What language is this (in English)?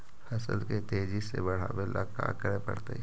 Magahi